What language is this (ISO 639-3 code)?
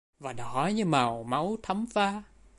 vie